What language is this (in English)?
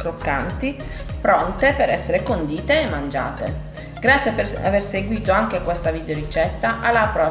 Italian